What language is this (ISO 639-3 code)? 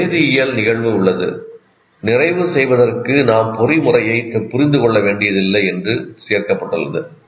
tam